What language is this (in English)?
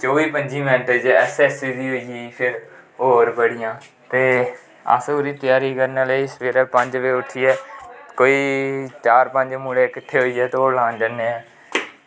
Dogri